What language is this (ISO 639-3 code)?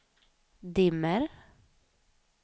swe